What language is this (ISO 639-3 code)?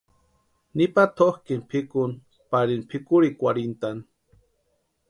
pua